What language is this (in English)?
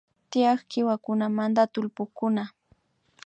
Imbabura Highland Quichua